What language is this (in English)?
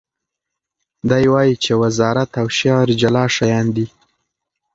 Pashto